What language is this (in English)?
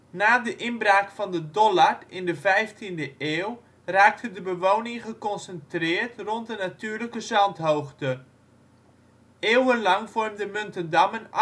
Dutch